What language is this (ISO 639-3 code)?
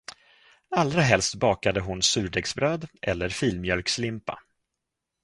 swe